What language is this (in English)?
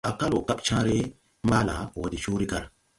Tupuri